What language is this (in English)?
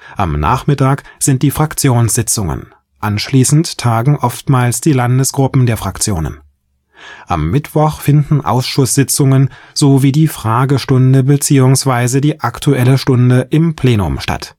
German